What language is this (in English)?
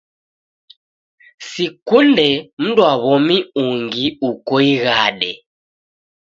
Taita